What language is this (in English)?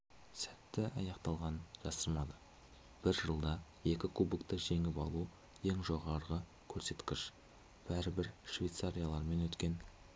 Kazakh